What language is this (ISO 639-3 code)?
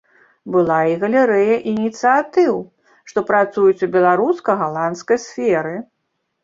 bel